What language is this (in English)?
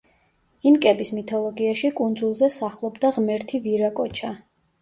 Georgian